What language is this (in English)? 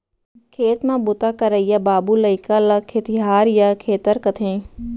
Chhattisgarhi